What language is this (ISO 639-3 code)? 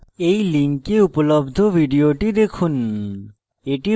ben